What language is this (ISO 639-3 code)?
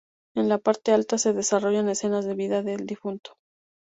spa